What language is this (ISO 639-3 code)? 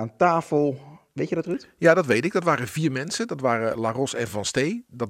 nld